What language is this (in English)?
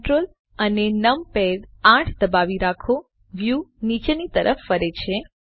Gujarati